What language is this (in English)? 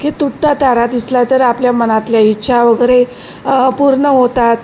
Marathi